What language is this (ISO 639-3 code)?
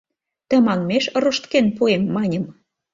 chm